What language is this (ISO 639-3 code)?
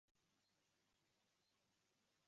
uzb